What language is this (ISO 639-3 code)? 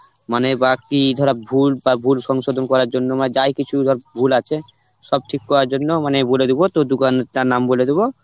ben